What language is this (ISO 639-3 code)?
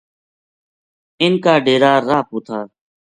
gju